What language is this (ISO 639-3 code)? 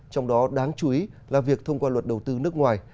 vie